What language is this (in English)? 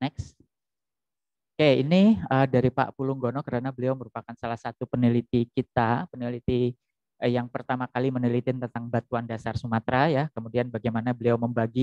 Indonesian